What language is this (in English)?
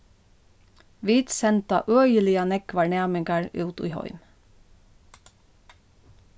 Faroese